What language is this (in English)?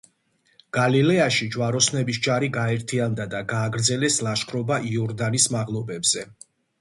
Georgian